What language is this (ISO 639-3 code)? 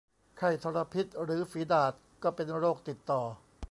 tha